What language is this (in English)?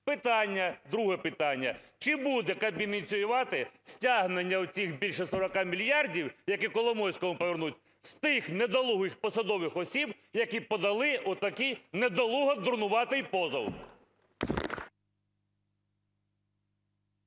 Ukrainian